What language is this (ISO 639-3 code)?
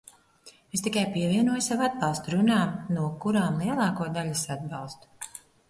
lav